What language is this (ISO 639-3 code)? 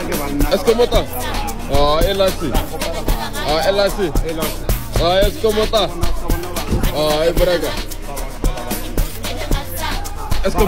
ron